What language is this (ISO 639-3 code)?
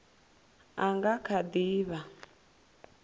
ven